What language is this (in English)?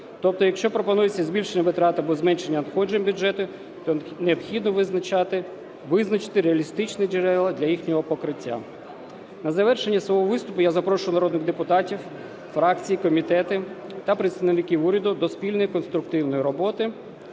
Ukrainian